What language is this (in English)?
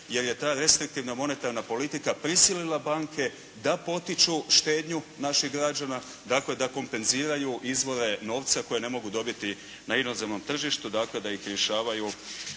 Croatian